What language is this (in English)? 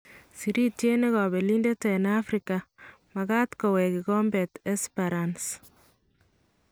Kalenjin